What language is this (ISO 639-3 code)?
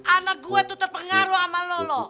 ind